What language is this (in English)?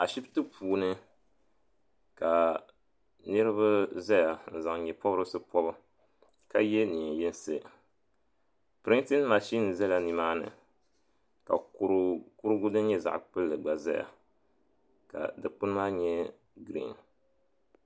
Dagbani